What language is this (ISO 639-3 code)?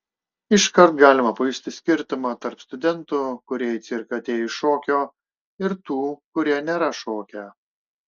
lit